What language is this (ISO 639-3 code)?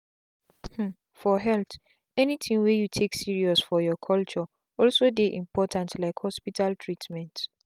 pcm